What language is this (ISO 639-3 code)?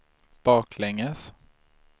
swe